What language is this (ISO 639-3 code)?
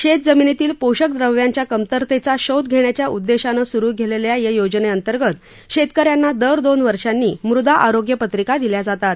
mar